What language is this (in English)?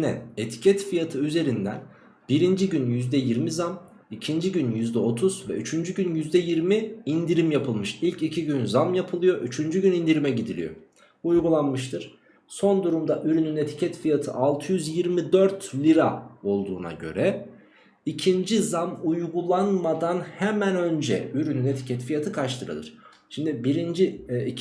Turkish